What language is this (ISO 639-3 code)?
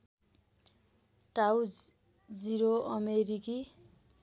nep